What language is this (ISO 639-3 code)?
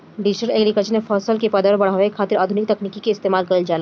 bho